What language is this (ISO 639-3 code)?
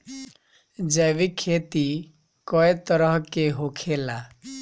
bho